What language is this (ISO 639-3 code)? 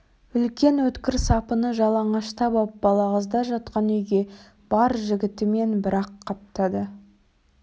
kaz